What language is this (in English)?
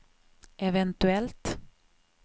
Swedish